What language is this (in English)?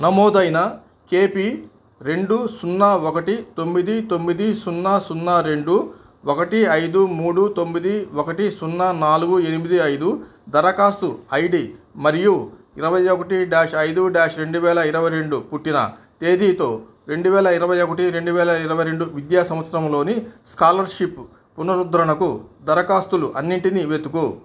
Telugu